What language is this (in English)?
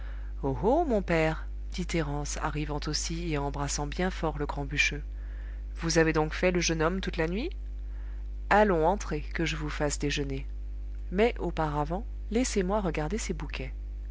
French